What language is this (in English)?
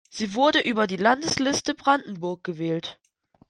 German